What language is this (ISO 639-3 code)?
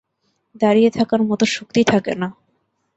ben